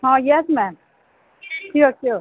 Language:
Odia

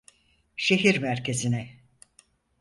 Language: Turkish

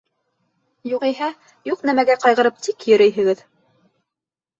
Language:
Bashkir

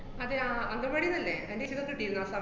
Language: Malayalam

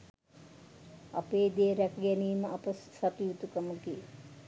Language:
Sinhala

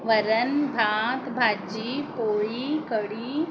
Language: Marathi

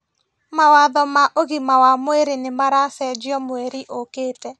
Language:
Kikuyu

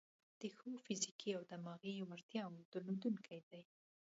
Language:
Pashto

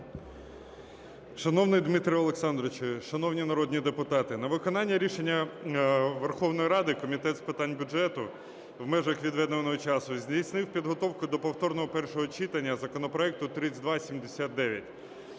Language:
Ukrainian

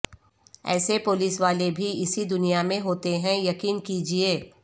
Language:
Urdu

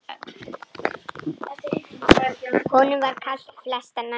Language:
Icelandic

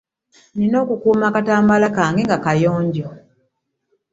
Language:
Ganda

